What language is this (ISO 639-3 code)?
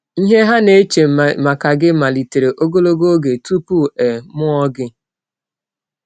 ibo